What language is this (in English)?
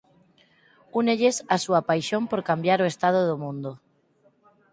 Galician